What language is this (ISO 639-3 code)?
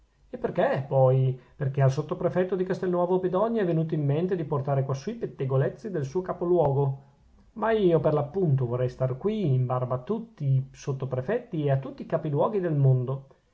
ita